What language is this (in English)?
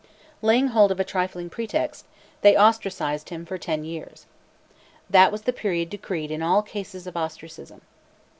English